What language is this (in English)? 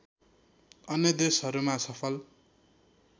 Nepali